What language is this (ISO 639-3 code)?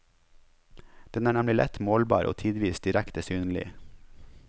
nor